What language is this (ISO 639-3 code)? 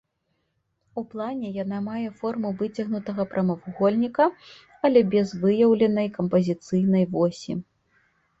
bel